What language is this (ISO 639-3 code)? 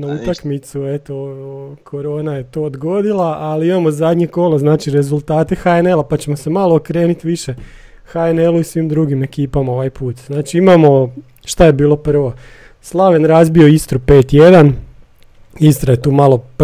hrv